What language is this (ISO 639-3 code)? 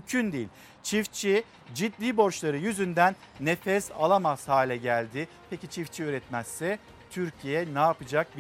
tur